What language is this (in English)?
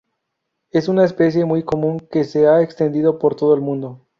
Spanish